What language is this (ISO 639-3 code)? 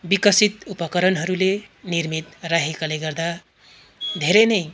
nep